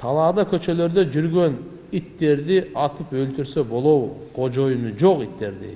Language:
Turkish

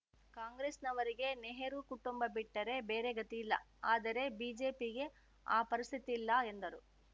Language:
Kannada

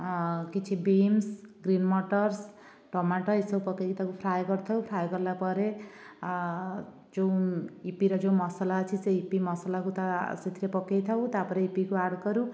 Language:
Odia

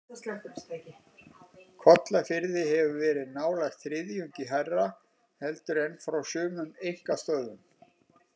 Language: Icelandic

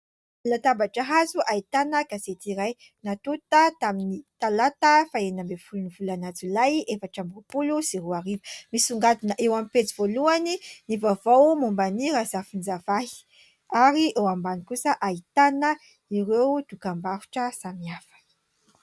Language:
Malagasy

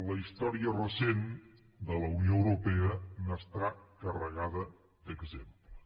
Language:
Catalan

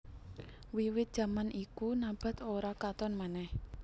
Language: Javanese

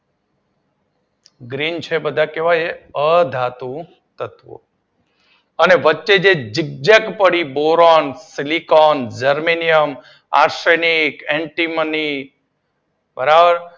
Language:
Gujarati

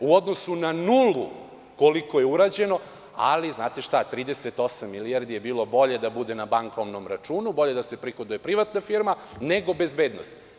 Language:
Serbian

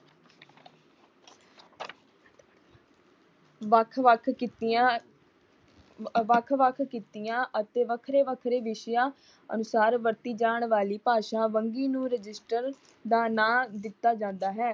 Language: Punjabi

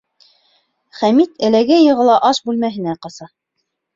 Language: Bashkir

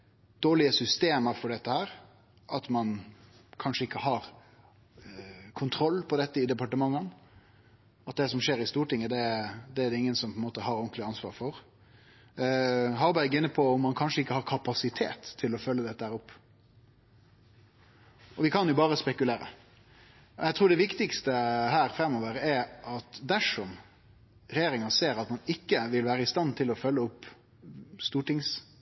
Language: Norwegian Nynorsk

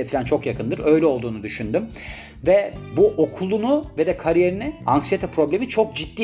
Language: Turkish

